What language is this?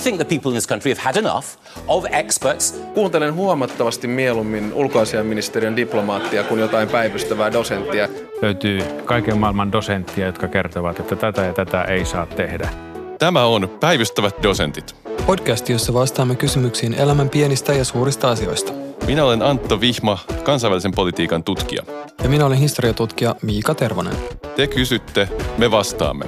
Finnish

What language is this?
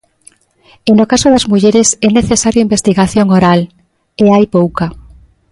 Galician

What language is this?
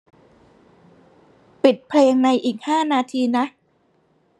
Thai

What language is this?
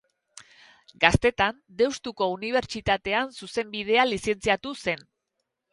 Basque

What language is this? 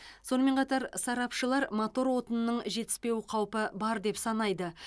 Kazakh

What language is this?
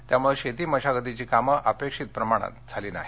Marathi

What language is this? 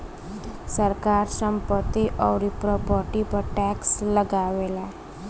Bhojpuri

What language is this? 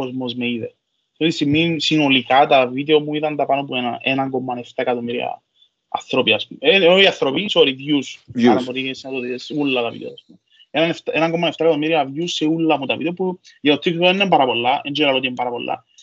Greek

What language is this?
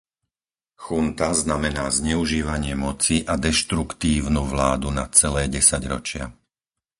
Slovak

